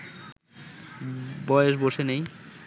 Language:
Bangla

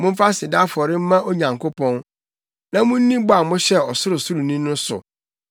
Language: Akan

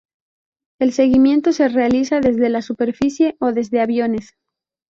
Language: Spanish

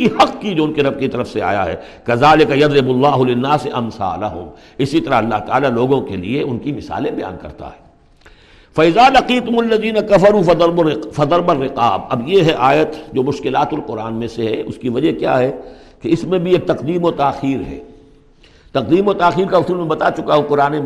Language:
Urdu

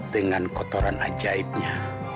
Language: Indonesian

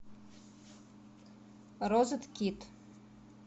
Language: Russian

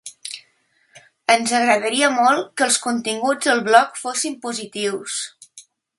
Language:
Catalan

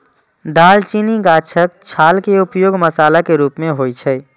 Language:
Maithili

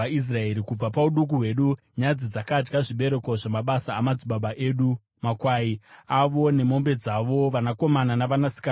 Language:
Shona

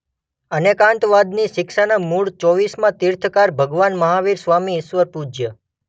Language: Gujarati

